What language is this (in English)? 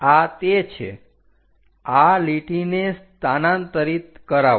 Gujarati